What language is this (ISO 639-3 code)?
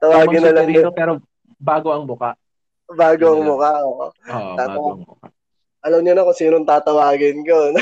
fil